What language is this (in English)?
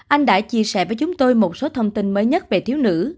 Vietnamese